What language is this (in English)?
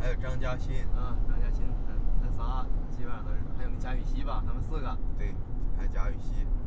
Chinese